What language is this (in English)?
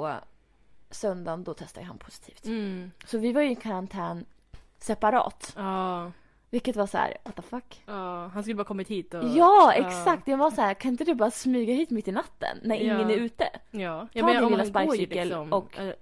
Swedish